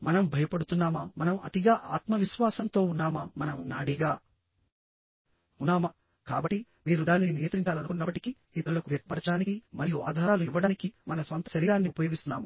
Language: Telugu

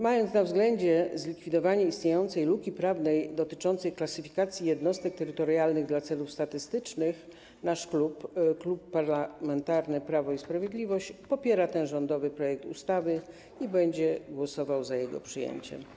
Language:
Polish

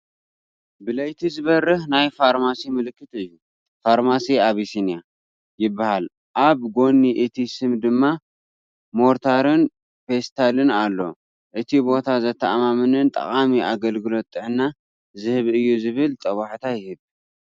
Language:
Tigrinya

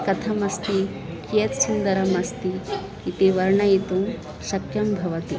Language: Sanskrit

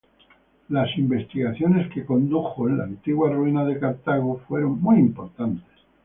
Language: Spanish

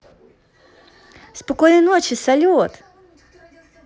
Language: Russian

